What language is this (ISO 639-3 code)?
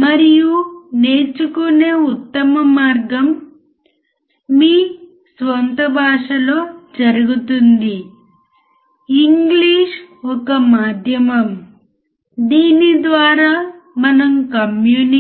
tel